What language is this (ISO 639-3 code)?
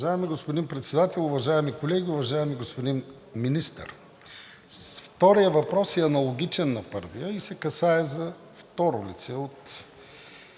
bul